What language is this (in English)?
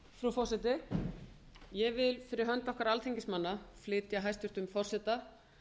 Icelandic